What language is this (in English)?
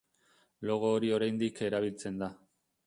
Basque